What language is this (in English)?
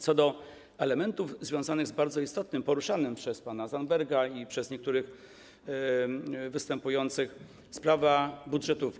Polish